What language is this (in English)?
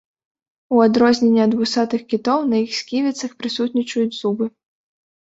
Belarusian